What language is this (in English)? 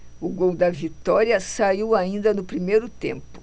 Portuguese